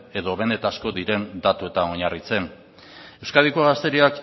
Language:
Basque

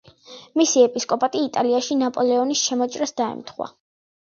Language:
Georgian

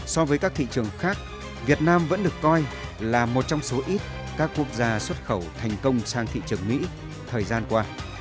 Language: Vietnamese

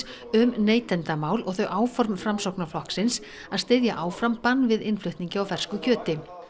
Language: Icelandic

